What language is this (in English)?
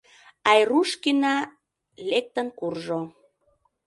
Mari